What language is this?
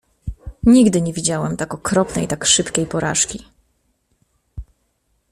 Polish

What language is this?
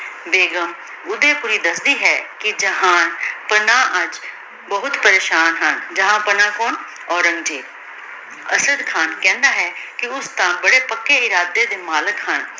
Punjabi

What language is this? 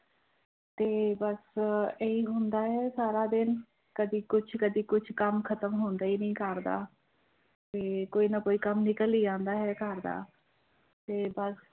Punjabi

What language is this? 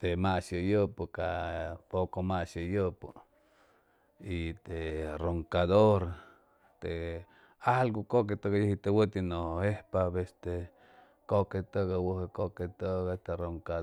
Chimalapa Zoque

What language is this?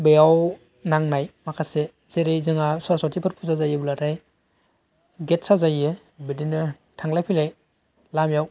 Bodo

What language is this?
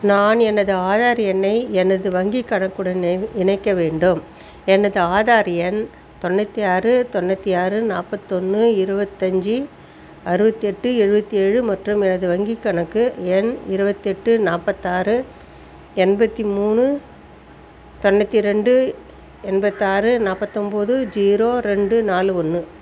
Tamil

